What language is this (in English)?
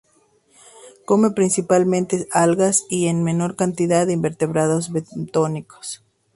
Spanish